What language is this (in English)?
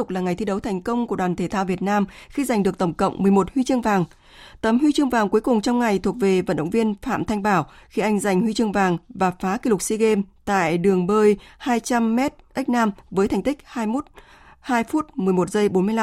Vietnamese